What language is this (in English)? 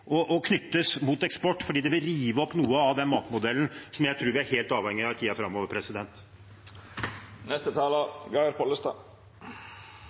Norwegian Bokmål